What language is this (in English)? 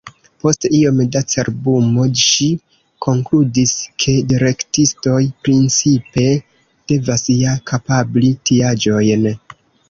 Esperanto